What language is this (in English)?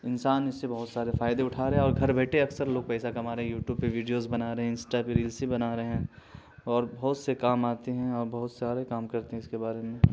Urdu